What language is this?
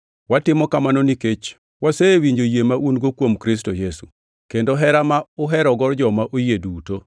Luo (Kenya and Tanzania)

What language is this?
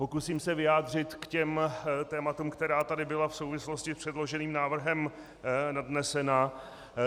Czech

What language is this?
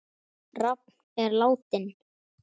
Icelandic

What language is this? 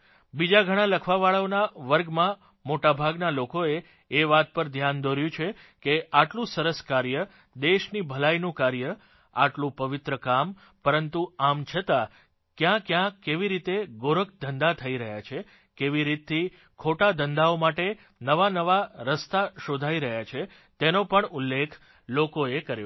Gujarati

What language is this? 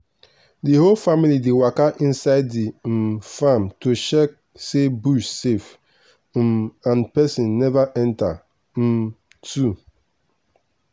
Nigerian Pidgin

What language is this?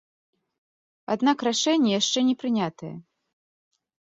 Belarusian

